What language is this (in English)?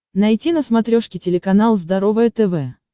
Russian